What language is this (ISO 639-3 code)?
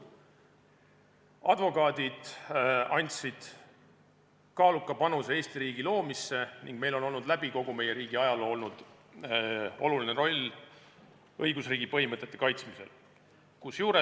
est